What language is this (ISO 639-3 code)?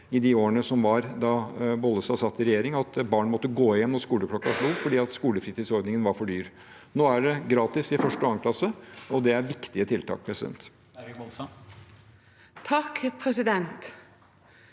nor